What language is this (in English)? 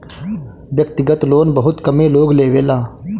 Bhojpuri